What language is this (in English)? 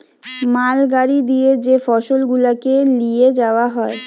Bangla